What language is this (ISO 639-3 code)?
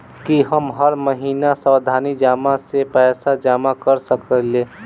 mai